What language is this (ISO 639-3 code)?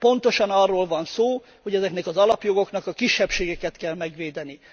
hun